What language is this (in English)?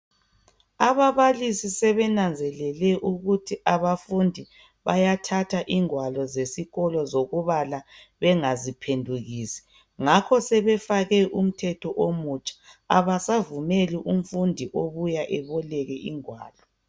North Ndebele